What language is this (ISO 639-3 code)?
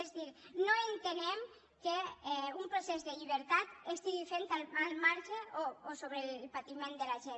cat